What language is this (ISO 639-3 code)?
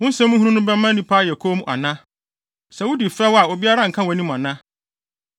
aka